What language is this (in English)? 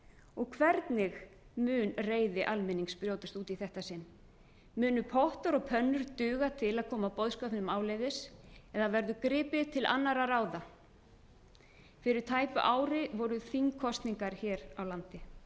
Icelandic